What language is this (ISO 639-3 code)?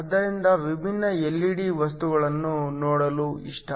kan